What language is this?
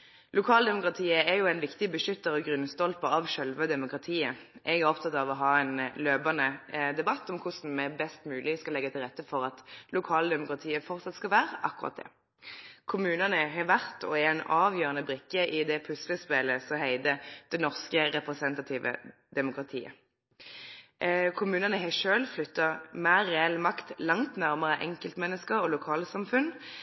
Norwegian Nynorsk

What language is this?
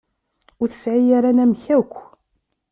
Kabyle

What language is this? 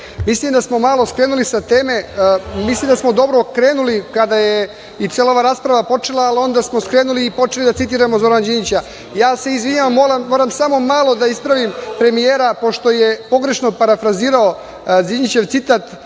Serbian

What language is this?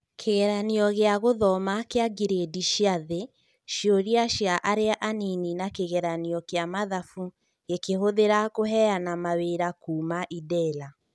Kikuyu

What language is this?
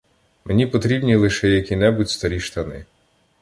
Ukrainian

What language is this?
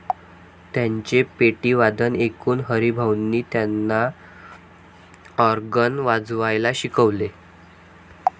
Marathi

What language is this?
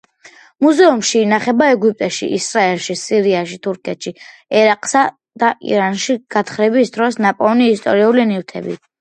Georgian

